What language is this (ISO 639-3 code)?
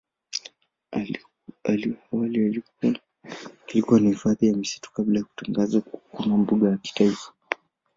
swa